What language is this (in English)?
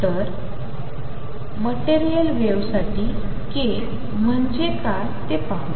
Marathi